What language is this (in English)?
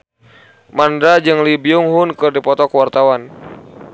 Sundanese